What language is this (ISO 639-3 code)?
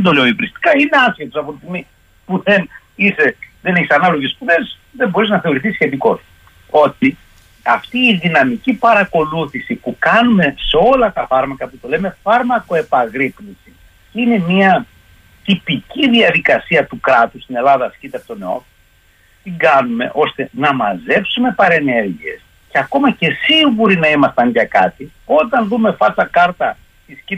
ell